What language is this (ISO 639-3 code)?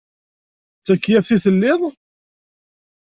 kab